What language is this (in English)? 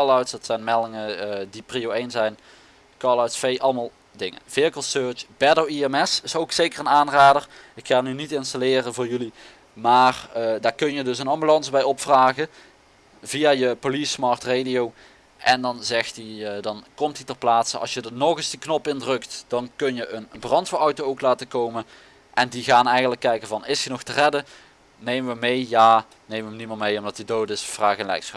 Dutch